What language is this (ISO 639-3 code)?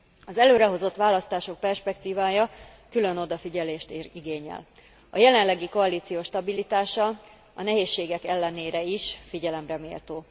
hun